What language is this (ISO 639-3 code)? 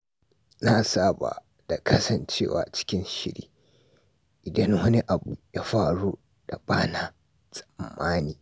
hau